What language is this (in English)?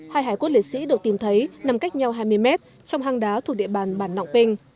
Vietnamese